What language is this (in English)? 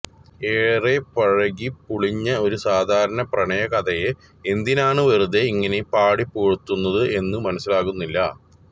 Malayalam